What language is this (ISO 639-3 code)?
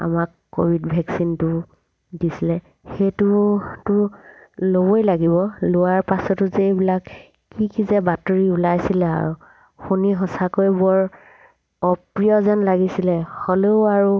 asm